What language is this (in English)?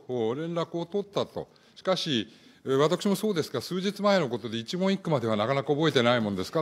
Japanese